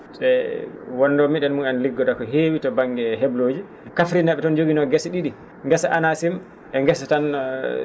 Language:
Fula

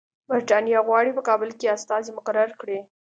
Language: Pashto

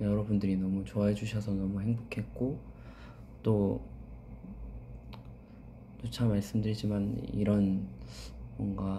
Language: Korean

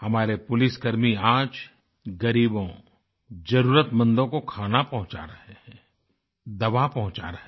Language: Hindi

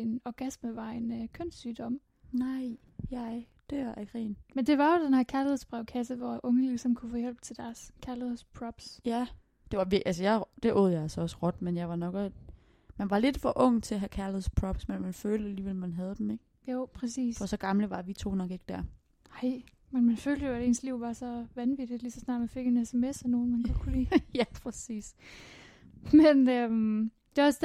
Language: Danish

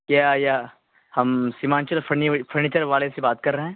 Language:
Urdu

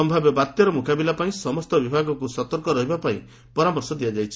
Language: Odia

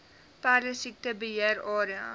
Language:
Afrikaans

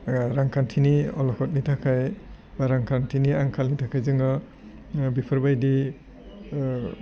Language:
Bodo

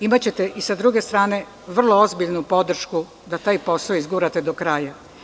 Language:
Serbian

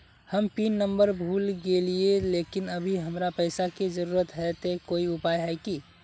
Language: Magahi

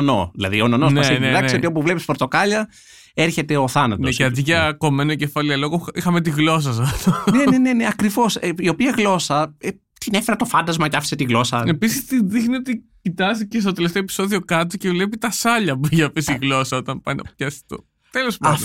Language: Greek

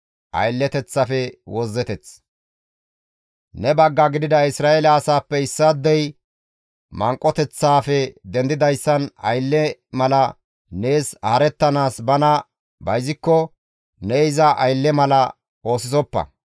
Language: Gamo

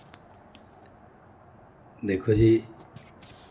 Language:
Dogri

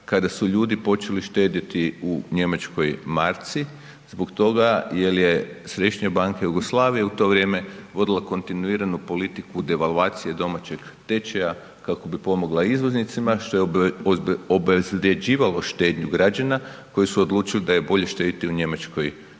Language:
Croatian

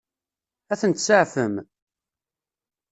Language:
Kabyle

